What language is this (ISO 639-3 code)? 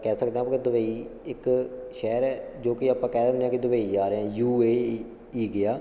pan